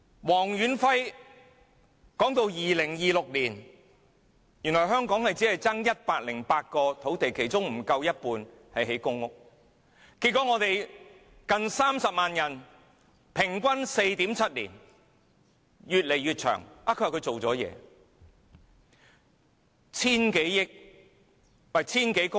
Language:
Cantonese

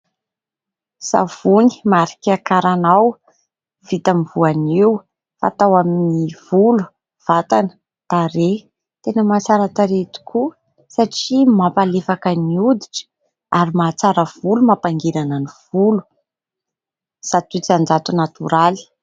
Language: Malagasy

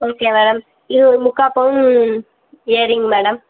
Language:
Tamil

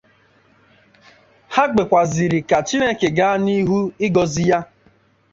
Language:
Igbo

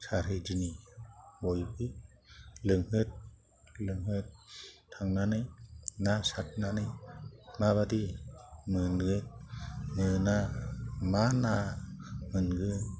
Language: Bodo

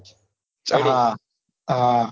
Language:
Gujarati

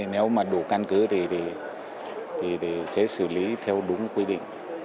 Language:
Vietnamese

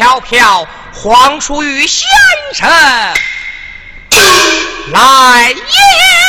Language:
Chinese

